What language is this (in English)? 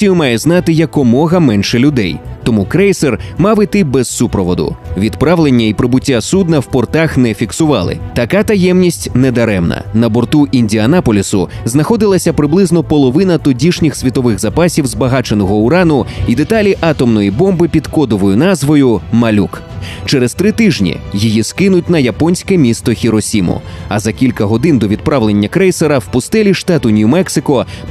Ukrainian